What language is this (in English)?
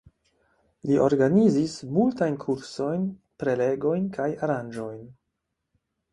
Esperanto